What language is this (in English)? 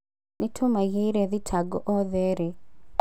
Kikuyu